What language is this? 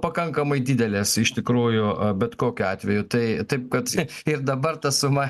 Lithuanian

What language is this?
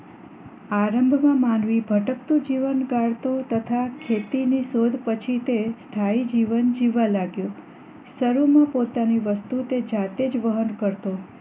Gujarati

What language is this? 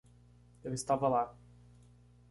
Portuguese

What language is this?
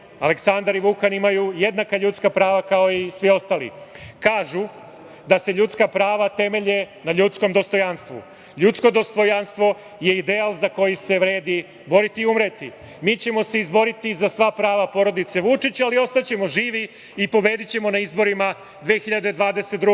Serbian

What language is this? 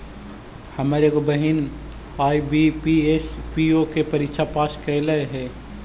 Magahi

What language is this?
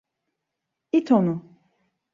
Turkish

